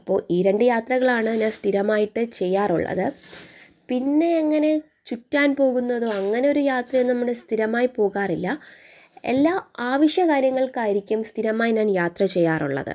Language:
Malayalam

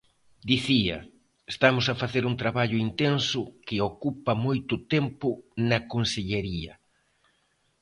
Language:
Galician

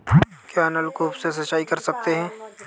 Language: Hindi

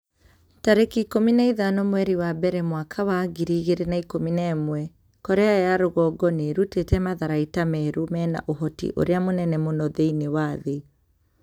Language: Kikuyu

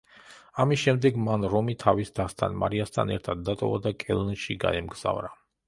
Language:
Georgian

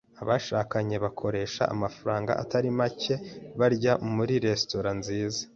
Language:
Kinyarwanda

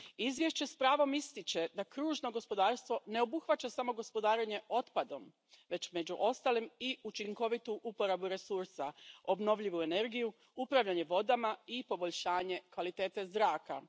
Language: Croatian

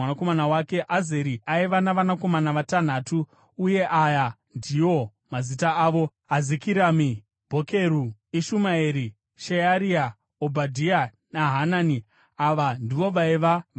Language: Shona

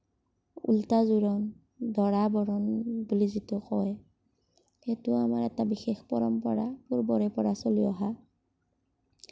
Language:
Assamese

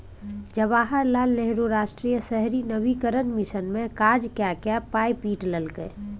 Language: Maithili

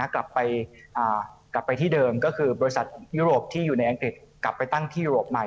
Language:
Thai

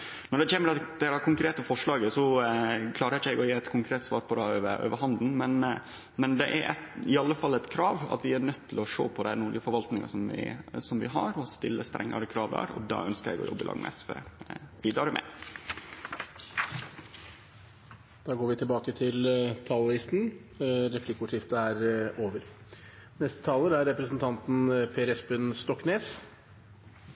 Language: Norwegian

